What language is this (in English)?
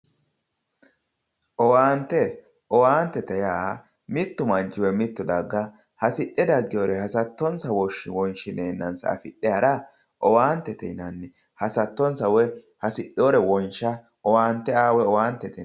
Sidamo